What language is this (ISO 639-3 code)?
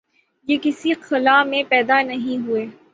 urd